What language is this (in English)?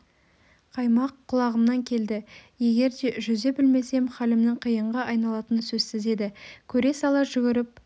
Kazakh